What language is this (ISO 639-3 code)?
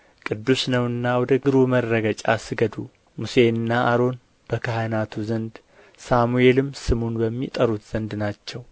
amh